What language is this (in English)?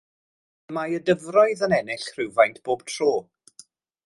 Welsh